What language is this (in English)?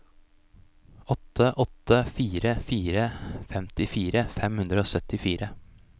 Norwegian